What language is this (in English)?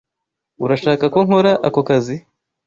Kinyarwanda